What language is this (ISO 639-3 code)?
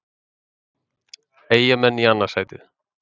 isl